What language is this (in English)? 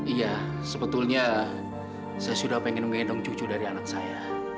Indonesian